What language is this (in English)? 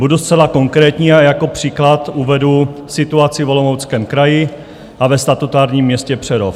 Czech